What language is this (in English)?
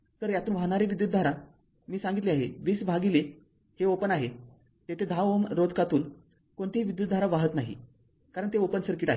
Marathi